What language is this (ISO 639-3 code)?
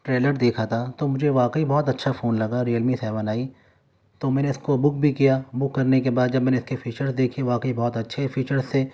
urd